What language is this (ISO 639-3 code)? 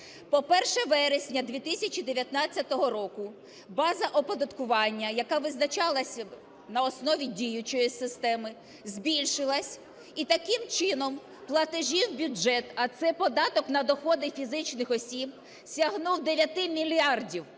ukr